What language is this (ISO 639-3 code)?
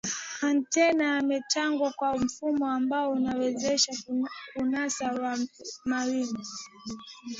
swa